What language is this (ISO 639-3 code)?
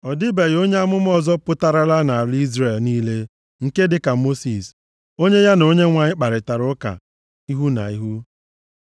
ibo